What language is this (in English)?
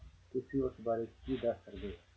Punjabi